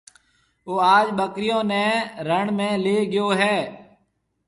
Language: Marwari (Pakistan)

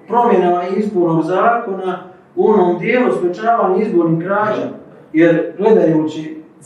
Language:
Croatian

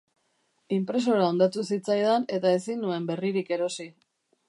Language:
Basque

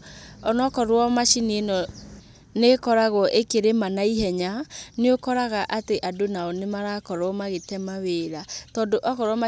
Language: Kikuyu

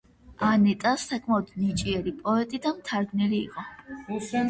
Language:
Georgian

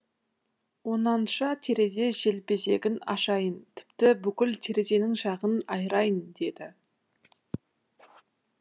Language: Kazakh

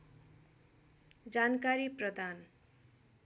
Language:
Nepali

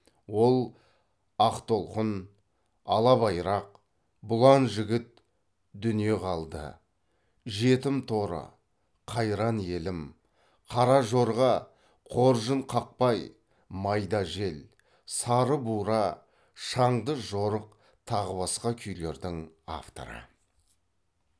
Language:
Kazakh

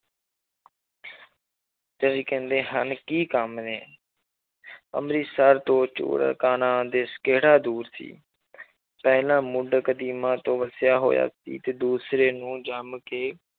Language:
Punjabi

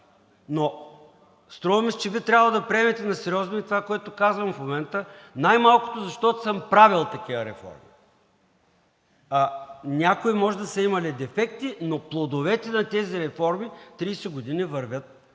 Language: Bulgarian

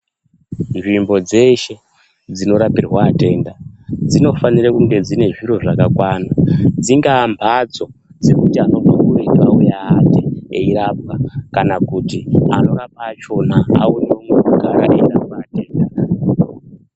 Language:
Ndau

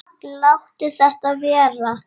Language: Icelandic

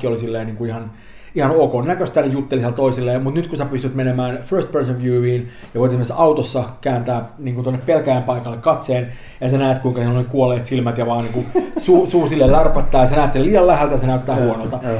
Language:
Finnish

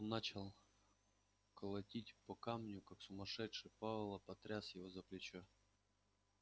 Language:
Russian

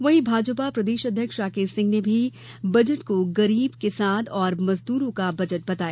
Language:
Hindi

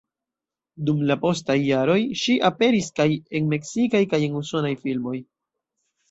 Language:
Esperanto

